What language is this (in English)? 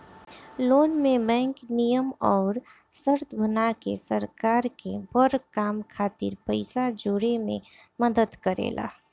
Bhojpuri